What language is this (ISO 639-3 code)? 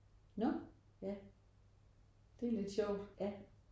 dan